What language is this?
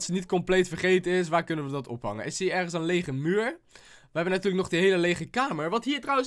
Dutch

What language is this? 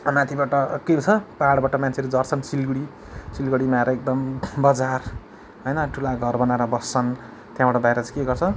Nepali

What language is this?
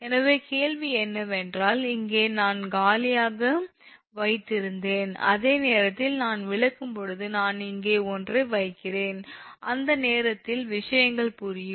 Tamil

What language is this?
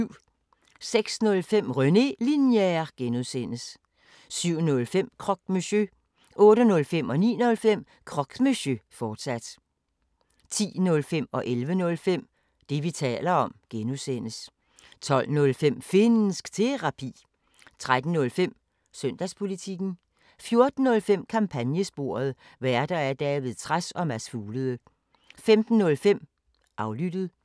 Danish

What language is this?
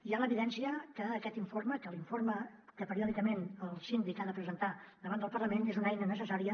Catalan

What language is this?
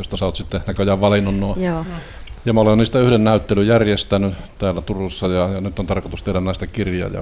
Finnish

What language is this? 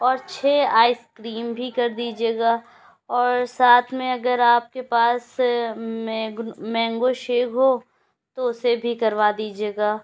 Urdu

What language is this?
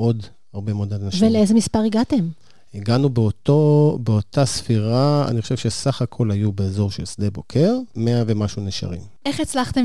Hebrew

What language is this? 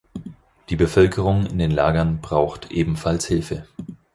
German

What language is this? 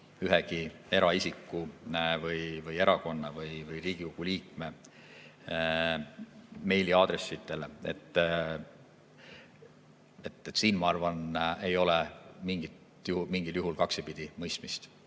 Estonian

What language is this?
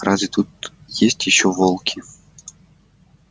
Russian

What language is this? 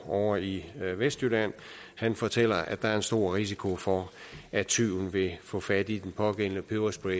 Danish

